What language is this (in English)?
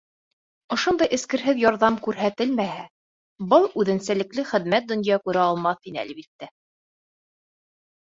Bashkir